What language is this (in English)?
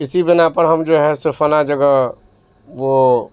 Urdu